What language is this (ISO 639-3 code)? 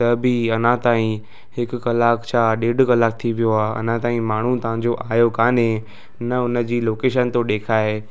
snd